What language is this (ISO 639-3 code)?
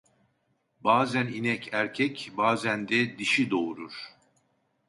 tur